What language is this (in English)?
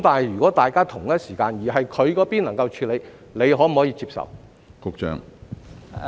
Cantonese